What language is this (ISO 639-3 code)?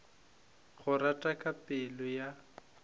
nso